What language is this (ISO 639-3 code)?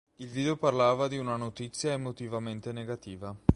ita